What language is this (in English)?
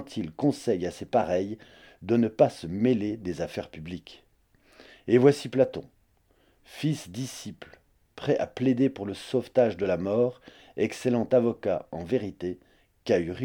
French